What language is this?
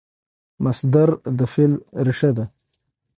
Pashto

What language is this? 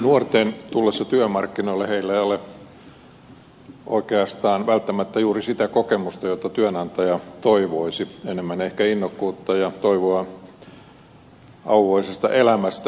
Finnish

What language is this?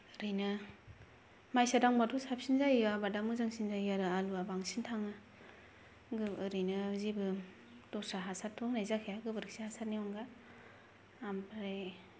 Bodo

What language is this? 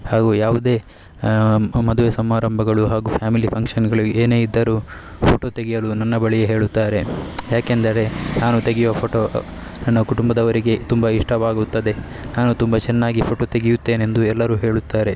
Kannada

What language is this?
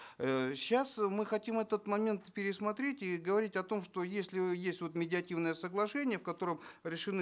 Kazakh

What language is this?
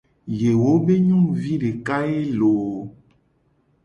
Gen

